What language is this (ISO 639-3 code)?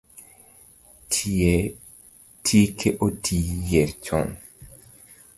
luo